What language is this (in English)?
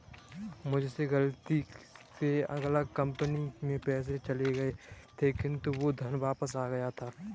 Hindi